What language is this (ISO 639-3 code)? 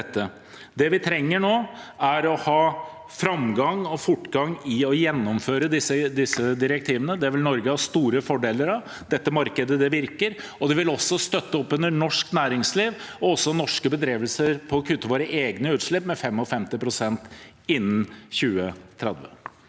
nor